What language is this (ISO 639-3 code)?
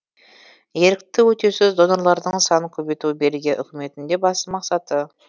kaz